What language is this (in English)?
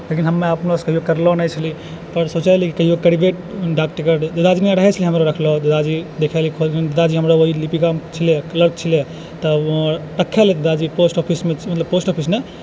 Maithili